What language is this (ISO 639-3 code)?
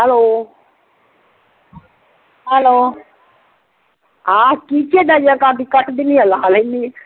pan